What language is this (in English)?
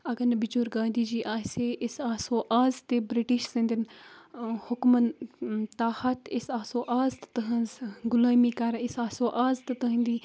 Kashmiri